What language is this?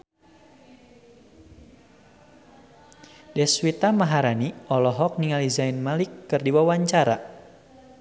Sundanese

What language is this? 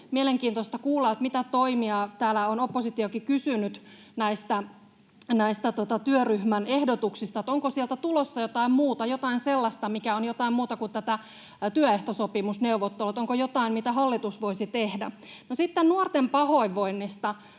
Finnish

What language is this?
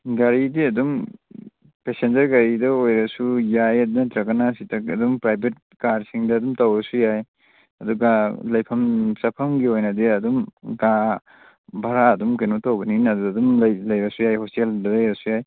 Manipuri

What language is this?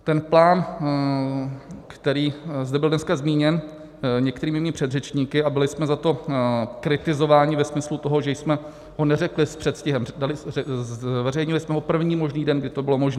Czech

